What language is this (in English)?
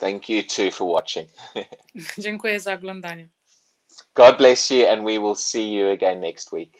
Polish